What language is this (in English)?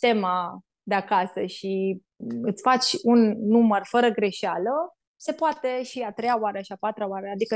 Romanian